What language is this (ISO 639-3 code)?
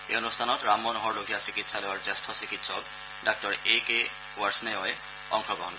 asm